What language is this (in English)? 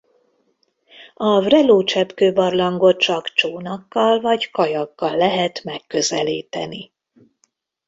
Hungarian